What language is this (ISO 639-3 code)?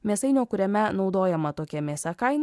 lit